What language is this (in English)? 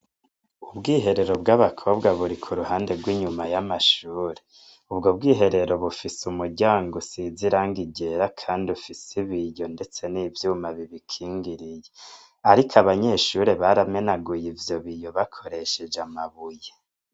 Rundi